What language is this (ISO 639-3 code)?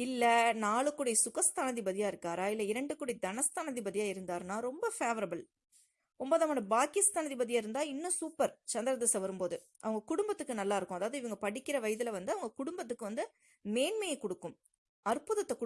tam